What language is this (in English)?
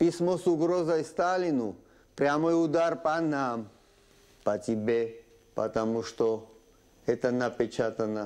Russian